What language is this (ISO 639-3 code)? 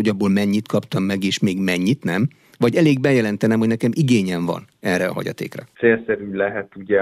hun